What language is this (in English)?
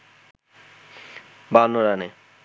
Bangla